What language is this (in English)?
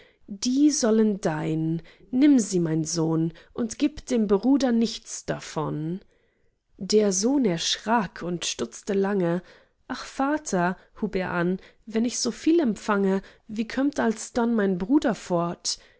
German